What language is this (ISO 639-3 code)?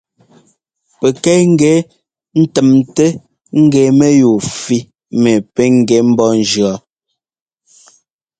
jgo